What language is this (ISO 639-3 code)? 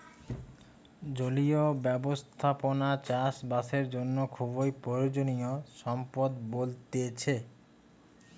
ben